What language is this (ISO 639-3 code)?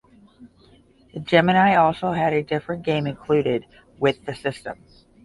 eng